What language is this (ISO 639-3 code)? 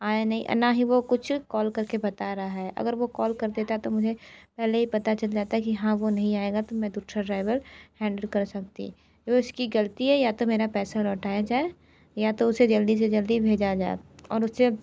hin